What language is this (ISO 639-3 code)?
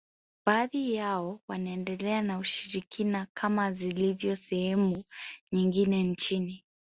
swa